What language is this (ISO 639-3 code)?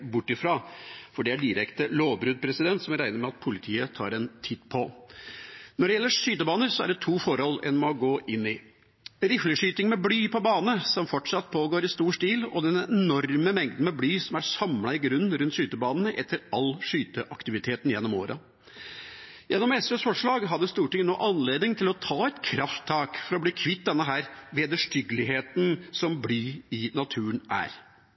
nob